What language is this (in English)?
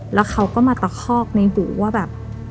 Thai